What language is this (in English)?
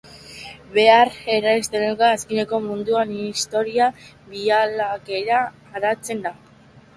Basque